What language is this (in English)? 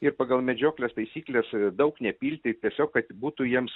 Lithuanian